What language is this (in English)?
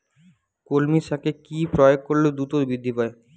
Bangla